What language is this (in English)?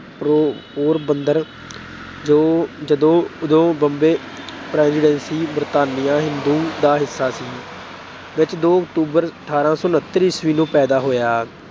Punjabi